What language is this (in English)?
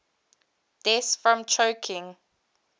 English